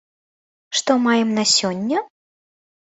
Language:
Belarusian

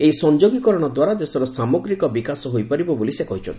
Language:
Odia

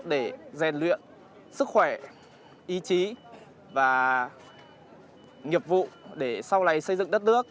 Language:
Vietnamese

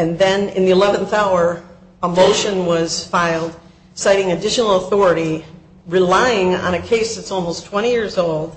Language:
English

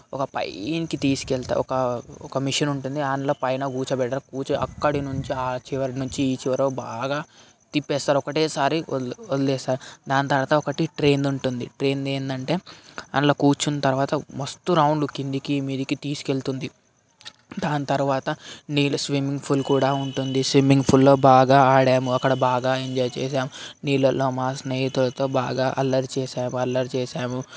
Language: Telugu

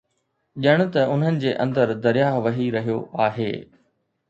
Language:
Sindhi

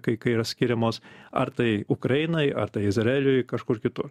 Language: Lithuanian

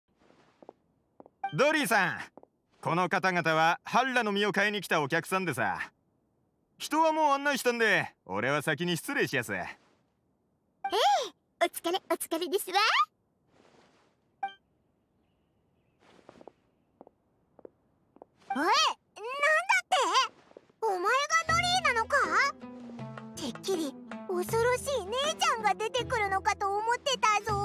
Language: Japanese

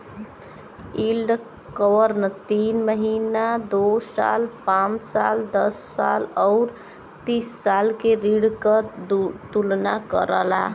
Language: Bhojpuri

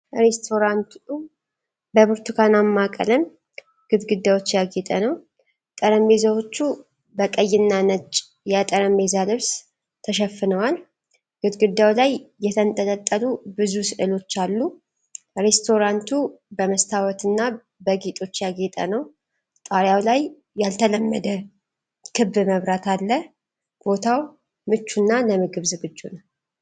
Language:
Amharic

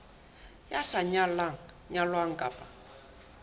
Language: Southern Sotho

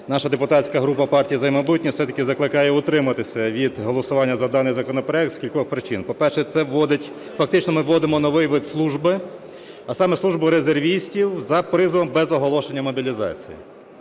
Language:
Ukrainian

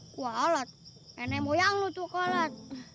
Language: Indonesian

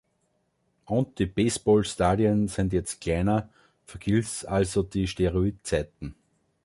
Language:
German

